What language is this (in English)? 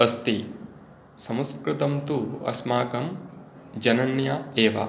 Sanskrit